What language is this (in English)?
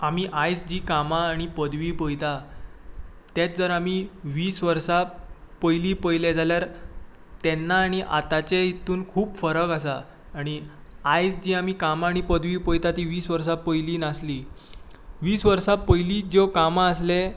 Konkani